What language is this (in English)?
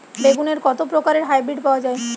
Bangla